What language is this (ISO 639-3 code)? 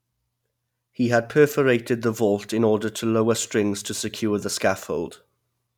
eng